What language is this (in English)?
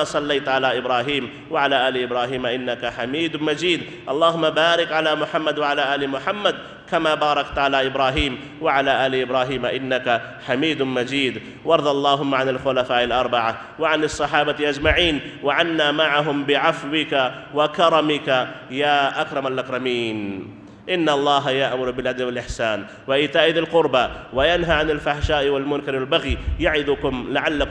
Arabic